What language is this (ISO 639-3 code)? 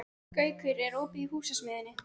isl